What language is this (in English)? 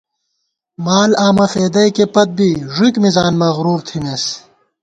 Gawar-Bati